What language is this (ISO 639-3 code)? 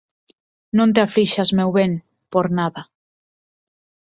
glg